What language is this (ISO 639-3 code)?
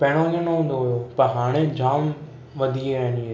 snd